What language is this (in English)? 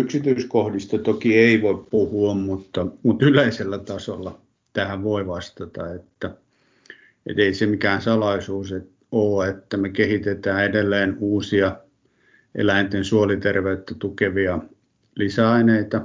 Finnish